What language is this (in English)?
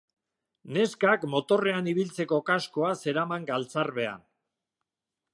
Basque